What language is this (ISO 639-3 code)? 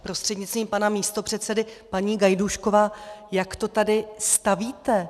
ces